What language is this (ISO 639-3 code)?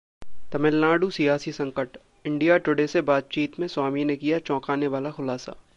hin